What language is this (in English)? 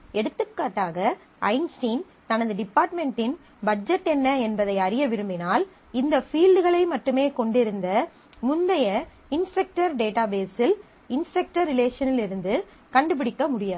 Tamil